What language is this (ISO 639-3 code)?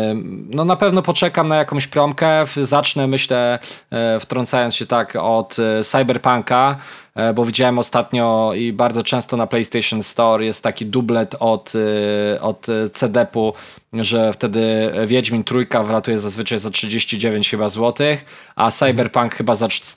pol